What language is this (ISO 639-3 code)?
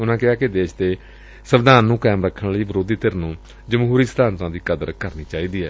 pan